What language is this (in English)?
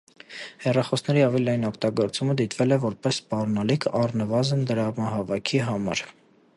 Armenian